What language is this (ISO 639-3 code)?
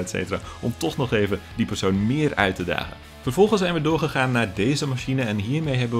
nld